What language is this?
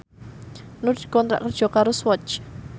Javanese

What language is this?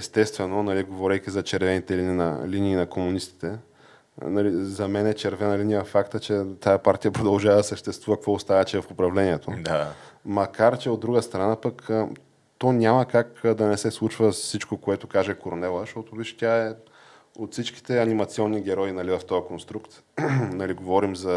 Bulgarian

